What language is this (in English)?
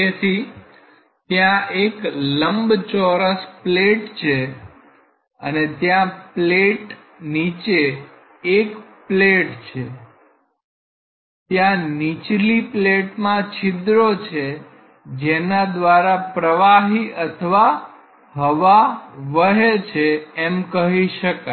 Gujarati